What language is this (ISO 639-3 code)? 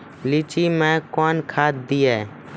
mai